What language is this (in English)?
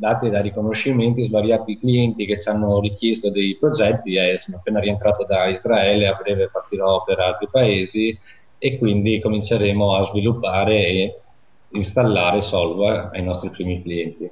Italian